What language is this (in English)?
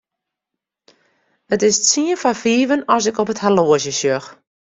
Western Frisian